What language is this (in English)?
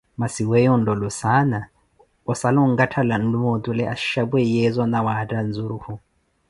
Koti